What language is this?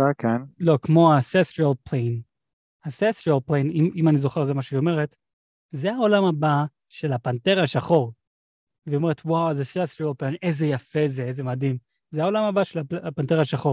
Hebrew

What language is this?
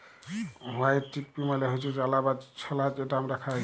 Bangla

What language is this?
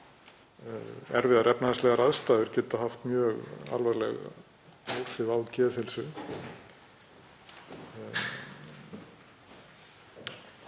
Icelandic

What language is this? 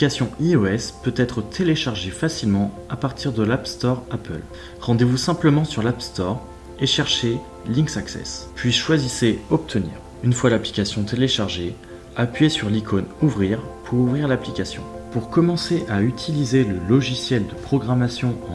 French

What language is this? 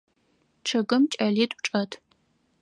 Adyghe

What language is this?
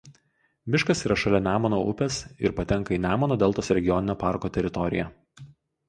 Lithuanian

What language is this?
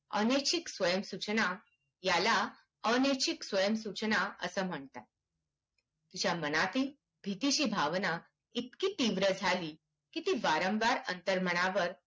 Marathi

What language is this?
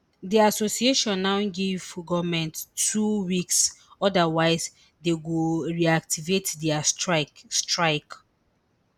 Nigerian Pidgin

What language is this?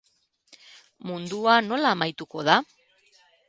Basque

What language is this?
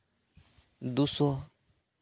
Santali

